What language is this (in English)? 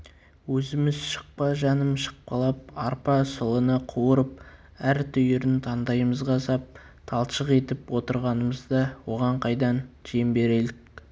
Kazakh